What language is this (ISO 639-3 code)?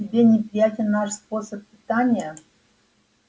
rus